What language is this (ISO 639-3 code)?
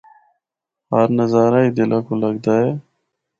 hno